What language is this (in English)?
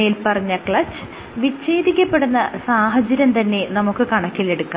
Malayalam